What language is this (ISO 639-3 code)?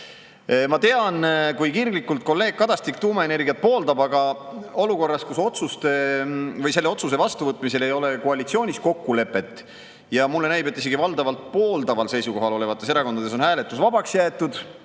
est